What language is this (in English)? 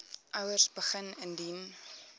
Afrikaans